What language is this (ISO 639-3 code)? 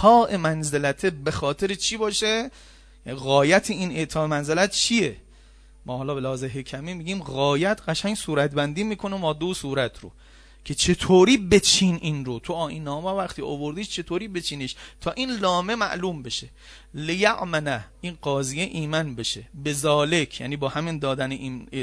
fas